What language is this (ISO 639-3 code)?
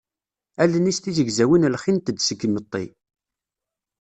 kab